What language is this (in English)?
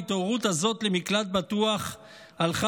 Hebrew